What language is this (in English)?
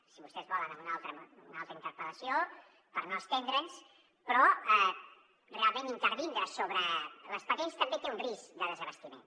Catalan